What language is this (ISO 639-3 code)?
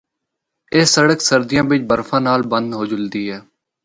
hno